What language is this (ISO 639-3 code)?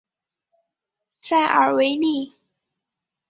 zho